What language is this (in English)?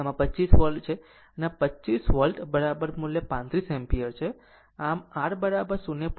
Gujarati